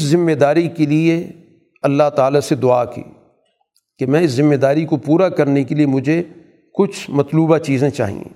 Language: Urdu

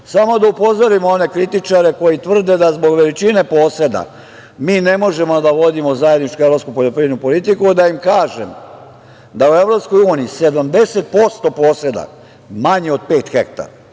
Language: Serbian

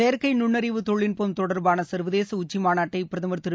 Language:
Tamil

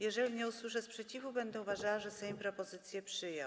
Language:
Polish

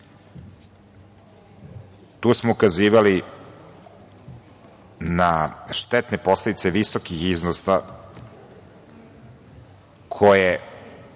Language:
Serbian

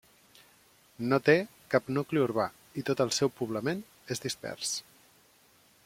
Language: Catalan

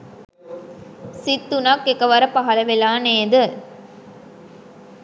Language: Sinhala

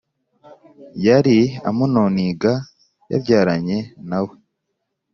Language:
Kinyarwanda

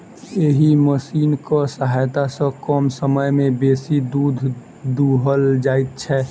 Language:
Maithili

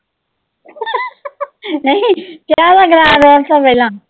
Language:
Punjabi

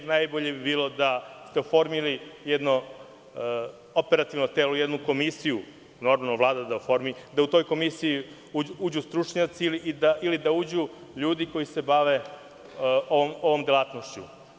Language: Serbian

